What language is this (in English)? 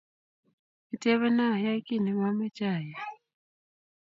Kalenjin